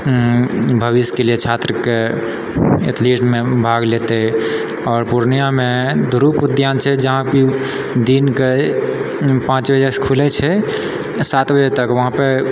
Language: Maithili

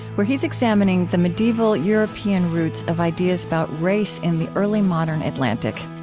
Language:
English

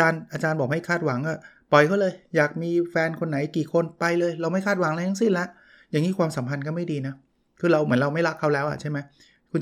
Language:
Thai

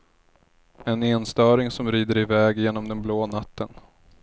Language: Swedish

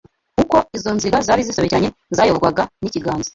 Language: Kinyarwanda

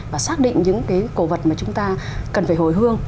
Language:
Vietnamese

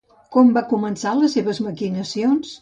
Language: Catalan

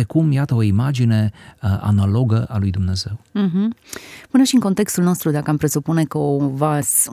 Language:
Romanian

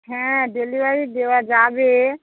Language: Bangla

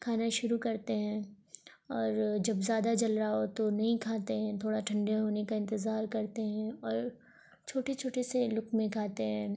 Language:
Urdu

